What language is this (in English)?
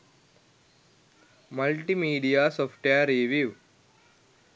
Sinhala